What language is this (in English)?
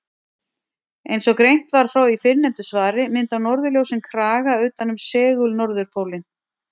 Icelandic